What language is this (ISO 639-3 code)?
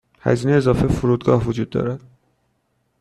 fas